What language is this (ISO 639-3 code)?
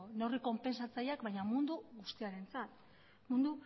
eus